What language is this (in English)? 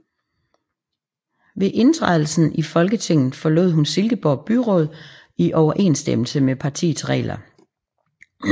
Danish